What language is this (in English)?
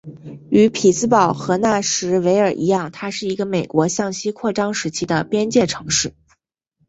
Chinese